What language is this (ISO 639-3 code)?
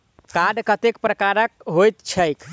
mai